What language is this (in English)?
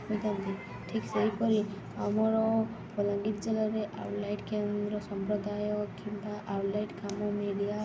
Odia